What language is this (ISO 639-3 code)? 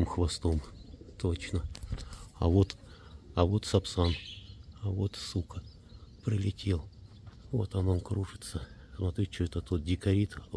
rus